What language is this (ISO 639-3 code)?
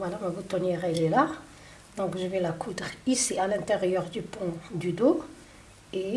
fra